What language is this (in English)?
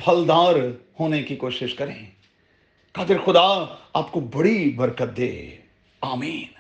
Urdu